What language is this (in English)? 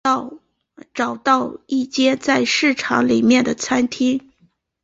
Chinese